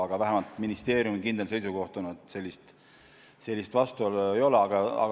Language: Estonian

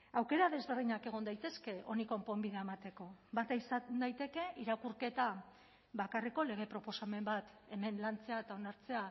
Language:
Basque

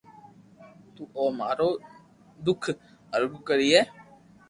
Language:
Loarki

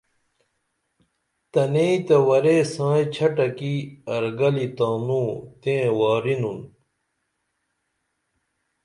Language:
Dameli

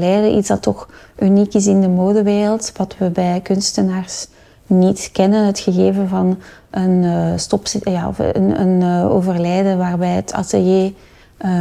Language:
Dutch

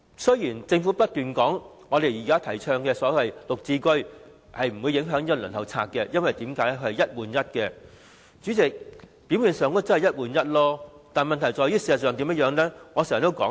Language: Cantonese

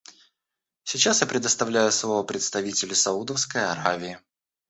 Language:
Russian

